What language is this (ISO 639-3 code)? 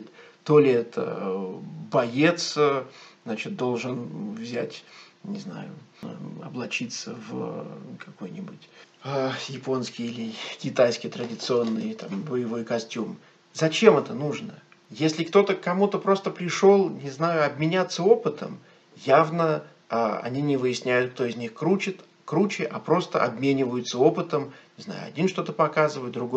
rus